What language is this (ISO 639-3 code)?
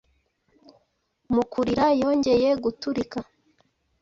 kin